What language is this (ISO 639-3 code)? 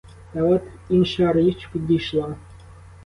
ukr